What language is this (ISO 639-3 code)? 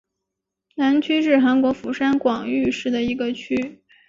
zho